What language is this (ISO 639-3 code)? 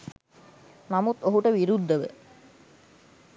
sin